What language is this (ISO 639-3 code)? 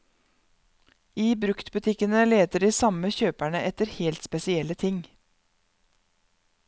nor